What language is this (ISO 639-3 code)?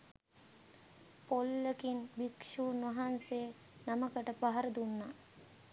sin